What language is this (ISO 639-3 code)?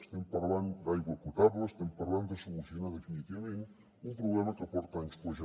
cat